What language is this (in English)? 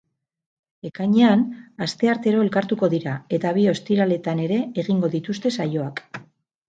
Basque